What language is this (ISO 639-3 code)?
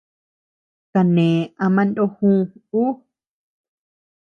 cux